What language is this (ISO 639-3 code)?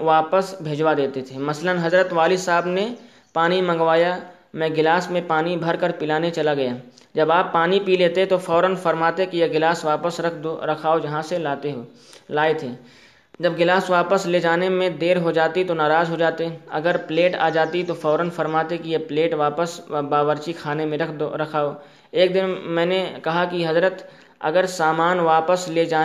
urd